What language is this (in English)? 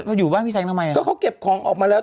Thai